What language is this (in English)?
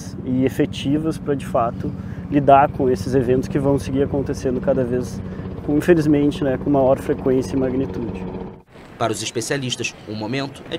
Portuguese